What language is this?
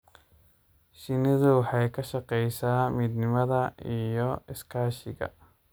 Somali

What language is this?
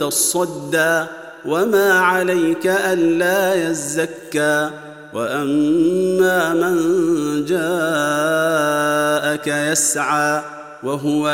Arabic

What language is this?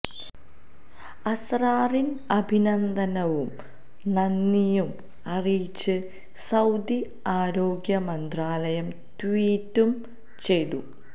Malayalam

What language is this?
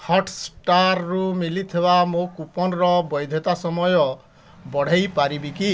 Odia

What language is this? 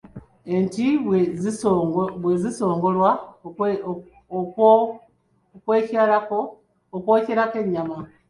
Ganda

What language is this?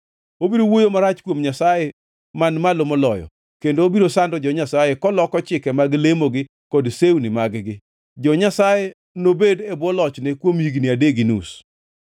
Luo (Kenya and Tanzania)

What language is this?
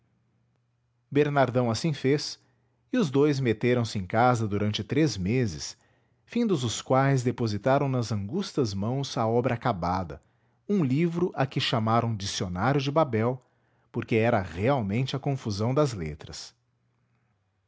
Portuguese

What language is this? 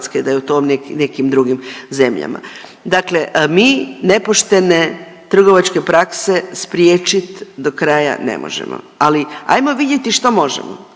Croatian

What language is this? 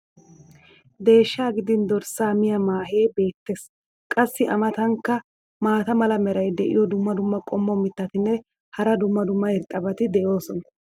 Wolaytta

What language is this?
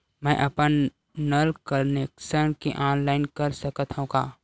Chhattisgarhi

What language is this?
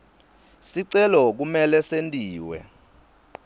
Swati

